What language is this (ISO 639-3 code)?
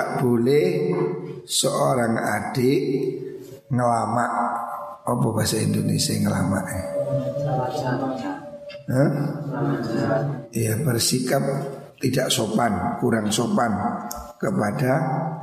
ind